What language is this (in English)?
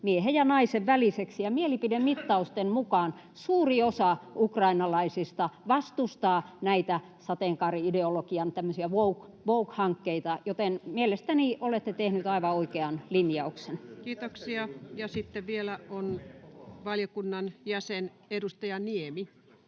Finnish